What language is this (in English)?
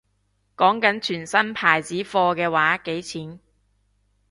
Cantonese